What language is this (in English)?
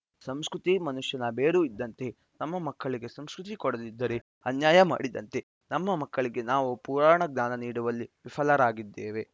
Kannada